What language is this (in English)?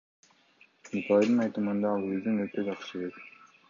Kyrgyz